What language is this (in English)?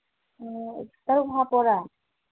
Manipuri